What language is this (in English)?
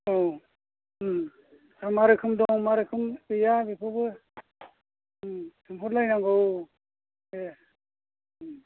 Bodo